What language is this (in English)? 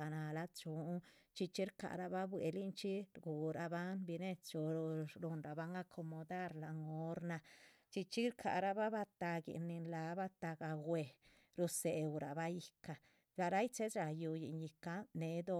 Chichicapan Zapotec